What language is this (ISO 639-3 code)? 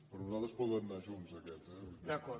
cat